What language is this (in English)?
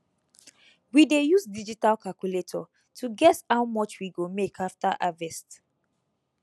Nigerian Pidgin